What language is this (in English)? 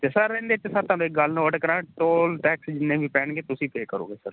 Punjabi